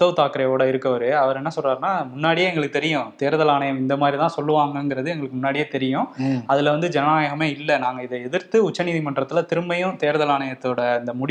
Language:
Tamil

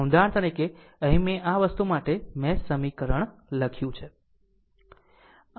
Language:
Gujarati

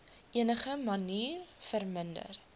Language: Afrikaans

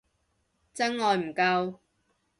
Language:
Cantonese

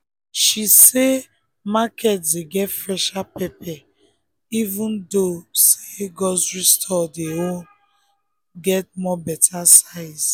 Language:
Nigerian Pidgin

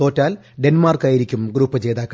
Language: Malayalam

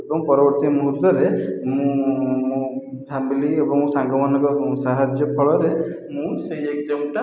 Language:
Odia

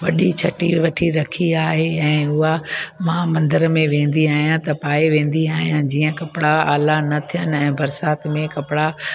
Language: Sindhi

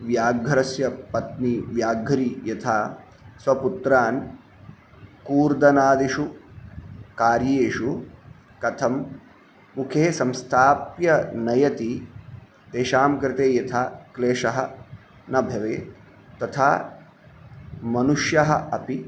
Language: Sanskrit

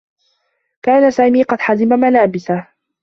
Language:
Arabic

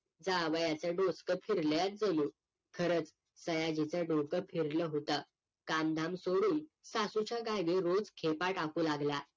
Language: Marathi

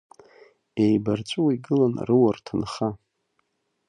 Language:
Abkhazian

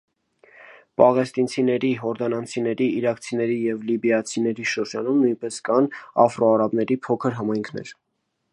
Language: Armenian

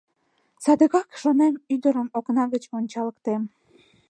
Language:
Mari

